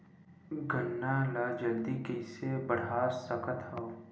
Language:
Chhattisgarhi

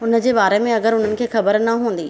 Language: Sindhi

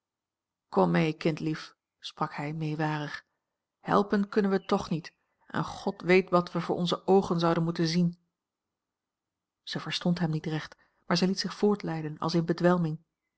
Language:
Dutch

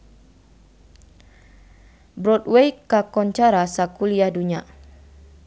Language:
Sundanese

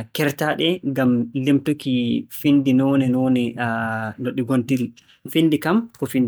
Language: Borgu Fulfulde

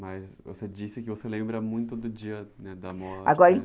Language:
Portuguese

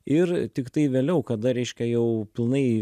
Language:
Lithuanian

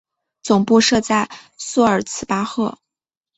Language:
Chinese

